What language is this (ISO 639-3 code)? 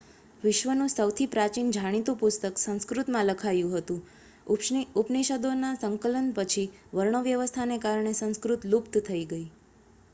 guj